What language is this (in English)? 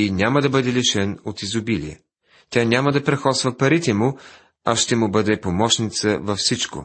Bulgarian